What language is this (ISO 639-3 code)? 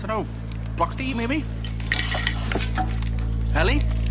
cym